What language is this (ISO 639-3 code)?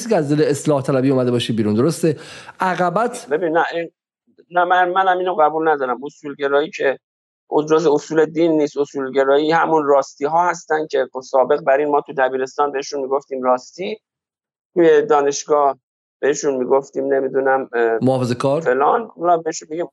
fas